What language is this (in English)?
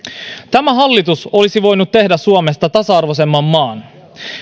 Finnish